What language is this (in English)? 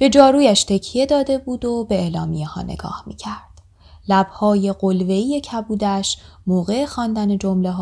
Persian